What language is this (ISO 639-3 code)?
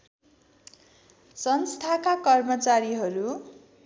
nep